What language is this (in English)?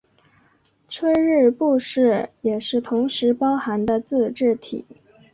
Chinese